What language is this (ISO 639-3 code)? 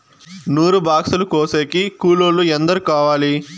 tel